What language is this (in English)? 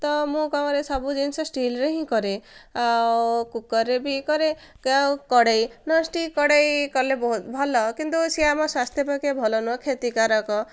Odia